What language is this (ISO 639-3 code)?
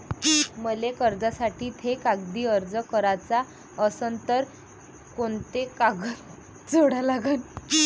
mar